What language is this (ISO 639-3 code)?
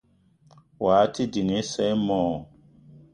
eto